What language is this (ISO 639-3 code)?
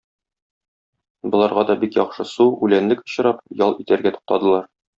tat